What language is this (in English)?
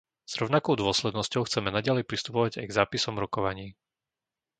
Slovak